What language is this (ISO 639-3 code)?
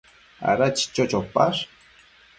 mcf